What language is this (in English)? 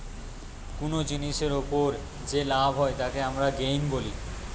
Bangla